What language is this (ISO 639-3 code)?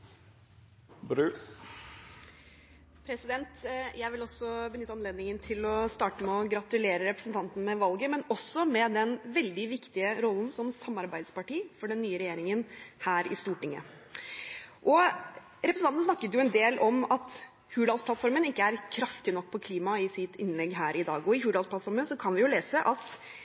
nob